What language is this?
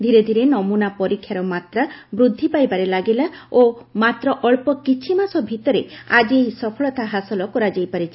Odia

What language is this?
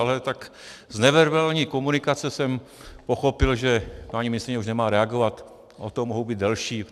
Czech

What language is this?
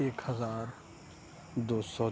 Urdu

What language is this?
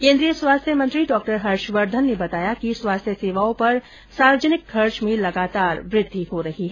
Hindi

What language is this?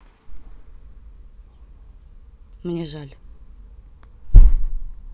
Russian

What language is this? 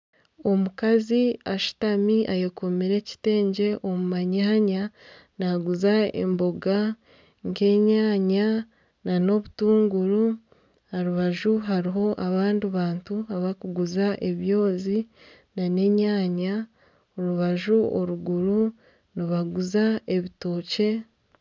Nyankole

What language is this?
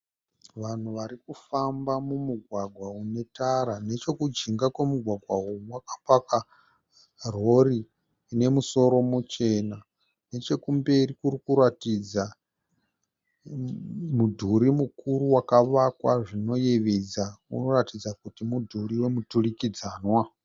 Shona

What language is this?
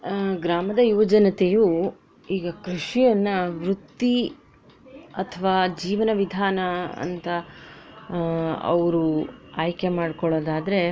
Kannada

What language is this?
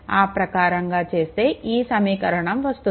Telugu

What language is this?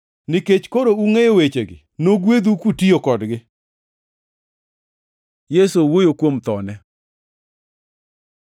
Luo (Kenya and Tanzania)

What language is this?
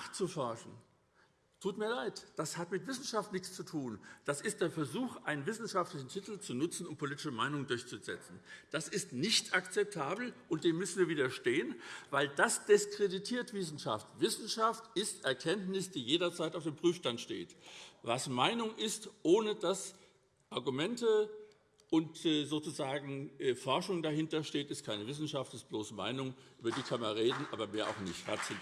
German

